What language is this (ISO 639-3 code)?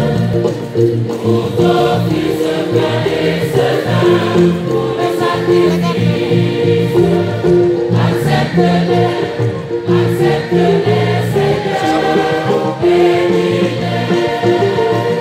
nld